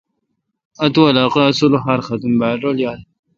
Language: Kalkoti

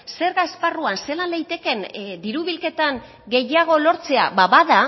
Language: Basque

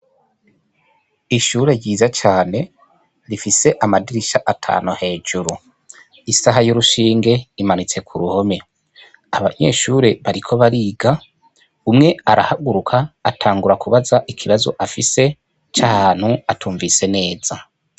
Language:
Rundi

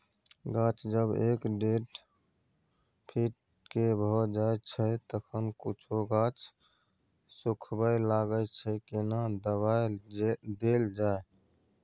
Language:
Maithili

